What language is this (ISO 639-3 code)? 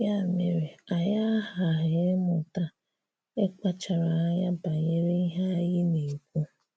ibo